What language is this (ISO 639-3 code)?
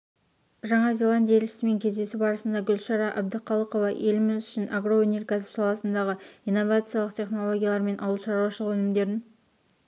kaz